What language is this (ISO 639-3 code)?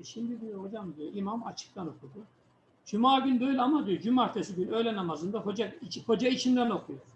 tur